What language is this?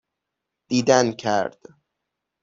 Persian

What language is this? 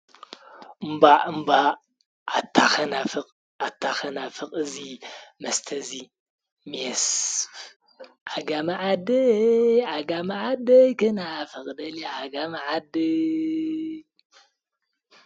Tigrinya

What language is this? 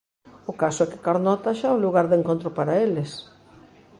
Galician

